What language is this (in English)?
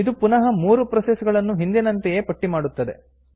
Kannada